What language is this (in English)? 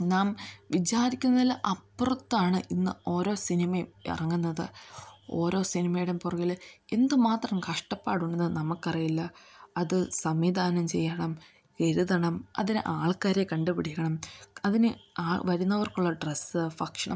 Malayalam